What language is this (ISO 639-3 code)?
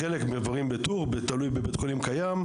heb